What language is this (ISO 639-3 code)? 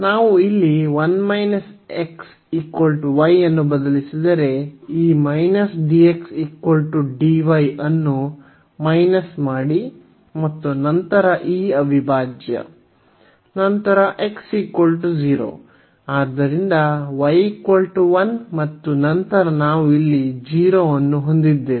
kan